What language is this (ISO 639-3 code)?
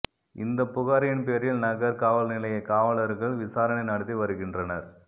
tam